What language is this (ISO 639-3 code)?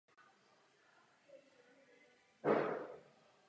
ces